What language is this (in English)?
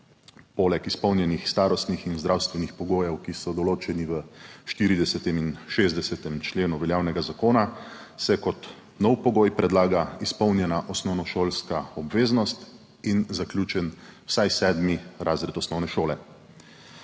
Slovenian